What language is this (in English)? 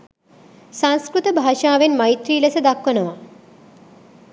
Sinhala